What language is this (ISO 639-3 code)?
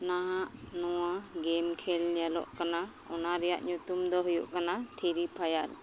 sat